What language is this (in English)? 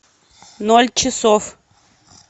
Russian